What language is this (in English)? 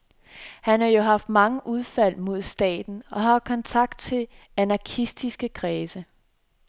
Danish